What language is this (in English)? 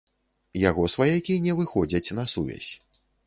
Belarusian